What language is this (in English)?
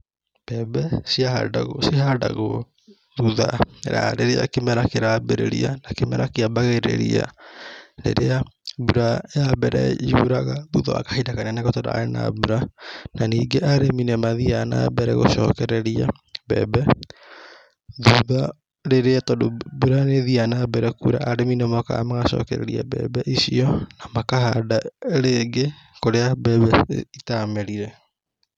Kikuyu